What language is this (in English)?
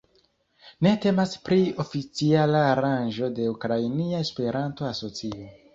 Esperanto